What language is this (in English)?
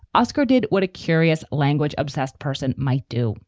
English